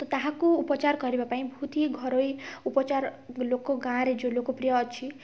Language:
Odia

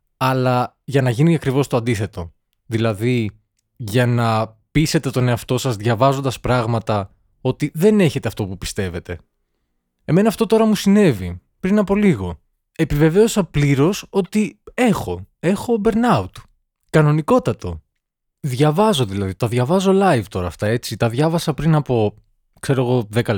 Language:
Greek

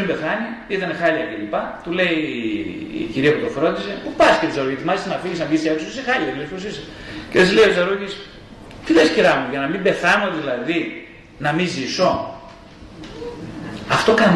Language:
Greek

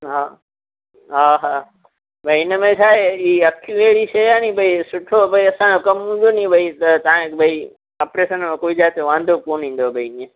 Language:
Sindhi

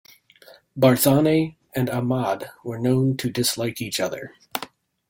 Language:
English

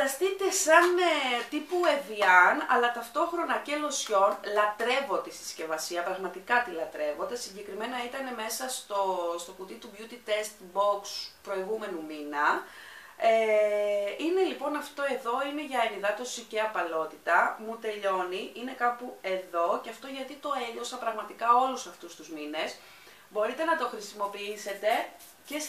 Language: Greek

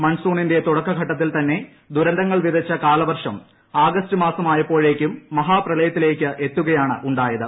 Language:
Malayalam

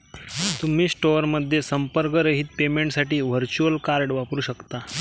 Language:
Marathi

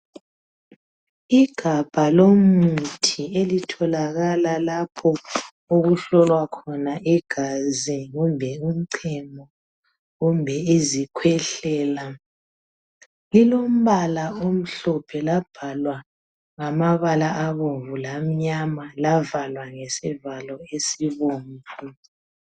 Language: North Ndebele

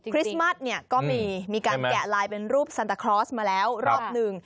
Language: Thai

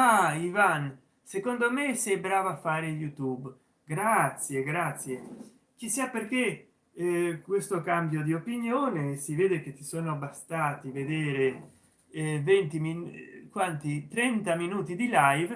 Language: Italian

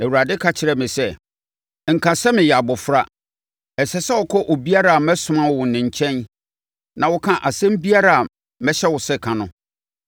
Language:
Akan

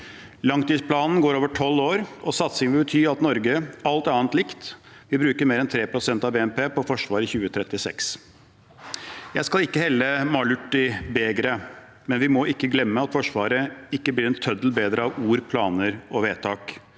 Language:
Norwegian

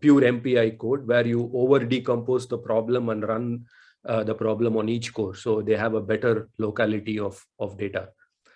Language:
English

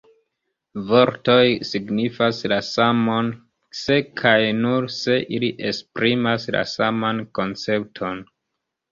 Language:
Esperanto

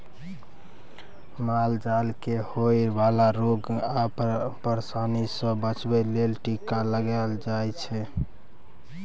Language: Maithili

